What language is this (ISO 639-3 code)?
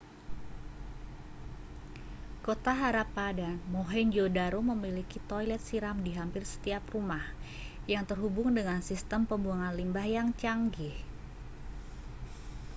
ind